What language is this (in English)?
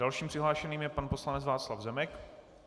Czech